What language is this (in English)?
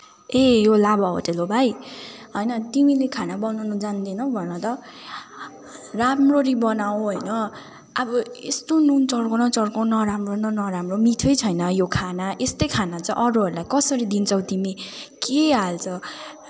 Nepali